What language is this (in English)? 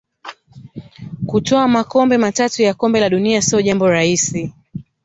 Swahili